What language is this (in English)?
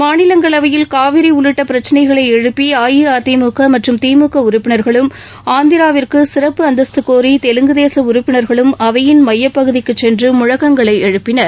Tamil